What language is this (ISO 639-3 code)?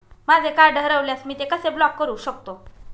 mar